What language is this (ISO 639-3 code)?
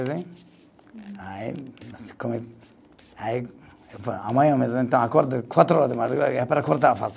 por